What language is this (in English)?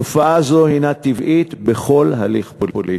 Hebrew